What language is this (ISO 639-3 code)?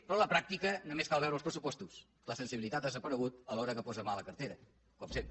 cat